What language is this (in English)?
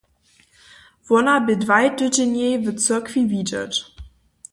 Upper Sorbian